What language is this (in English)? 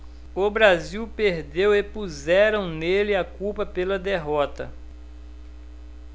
Portuguese